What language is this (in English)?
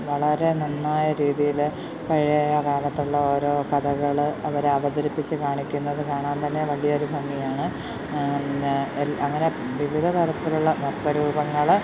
Malayalam